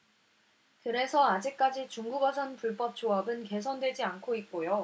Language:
Korean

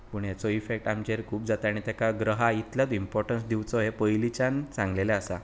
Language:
Konkani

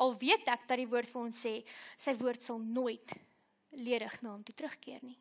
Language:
Dutch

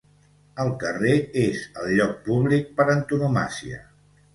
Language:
Catalan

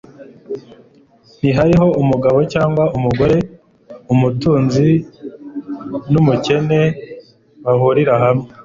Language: Kinyarwanda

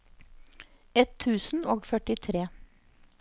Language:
Norwegian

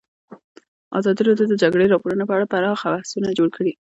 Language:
Pashto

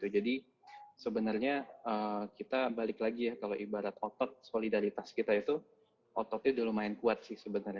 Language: Indonesian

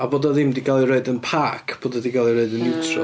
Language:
Welsh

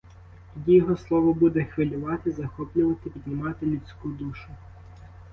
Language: Ukrainian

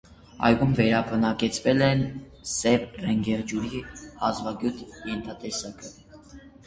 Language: Armenian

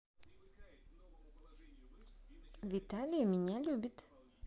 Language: Russian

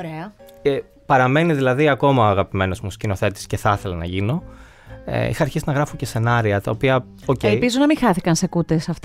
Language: Greek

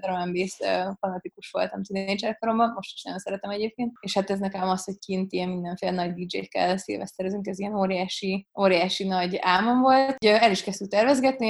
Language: Hungarian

